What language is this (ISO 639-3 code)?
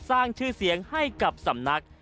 tha